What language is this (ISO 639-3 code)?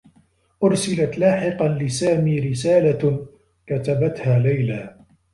ara